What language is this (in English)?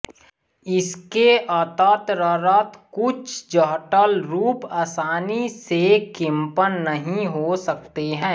Hindi